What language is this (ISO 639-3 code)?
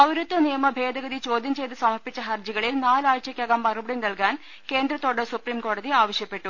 mal